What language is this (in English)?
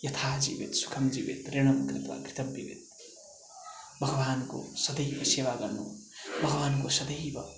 Nepali